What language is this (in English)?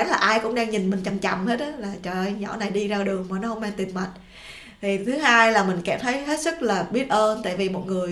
Vietnamese